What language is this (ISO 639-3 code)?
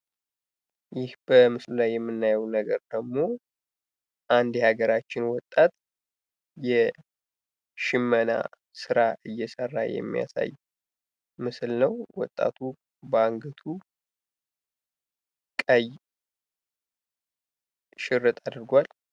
amh